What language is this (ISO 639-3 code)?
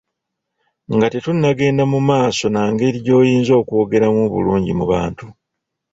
lug